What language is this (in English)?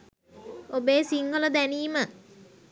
Sinhala